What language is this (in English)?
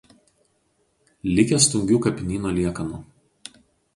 Lithuanian